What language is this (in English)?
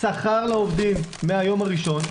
Hebrew